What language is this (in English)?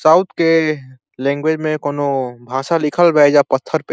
Bhojpuri